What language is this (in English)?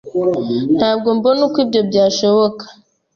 Kinyarwanda